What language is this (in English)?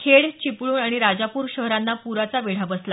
Marathi